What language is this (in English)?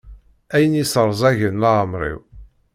Kabyle